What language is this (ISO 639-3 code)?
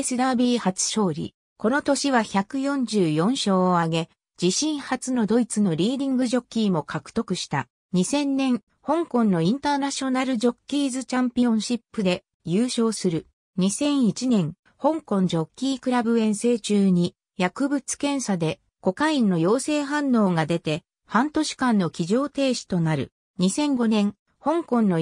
jpn